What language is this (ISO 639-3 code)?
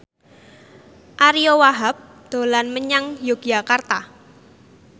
jav